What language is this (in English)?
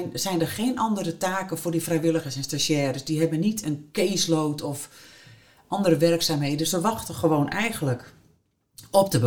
Dutch